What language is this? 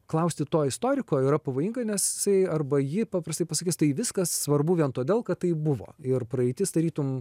Lithuanian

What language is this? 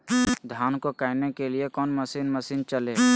Magahi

